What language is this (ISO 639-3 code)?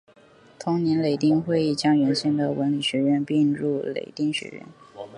zho